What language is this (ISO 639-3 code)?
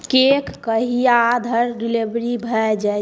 mai